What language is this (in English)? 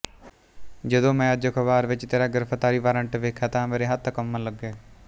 Punjabi